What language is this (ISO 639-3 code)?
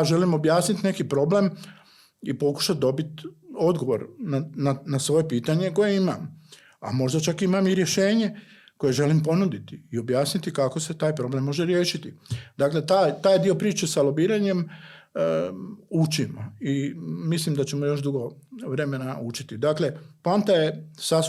hrv